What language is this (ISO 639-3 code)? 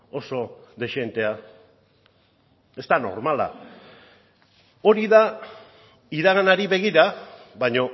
eus